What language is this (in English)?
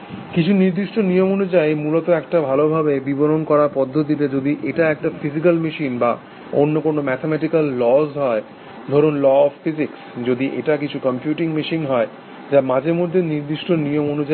Bangla